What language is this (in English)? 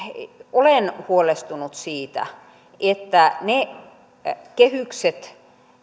Finnish